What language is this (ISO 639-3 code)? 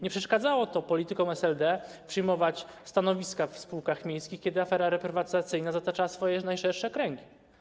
pol